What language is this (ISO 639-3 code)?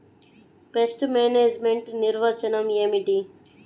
tel